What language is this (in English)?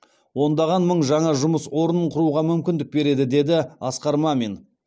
Kazakh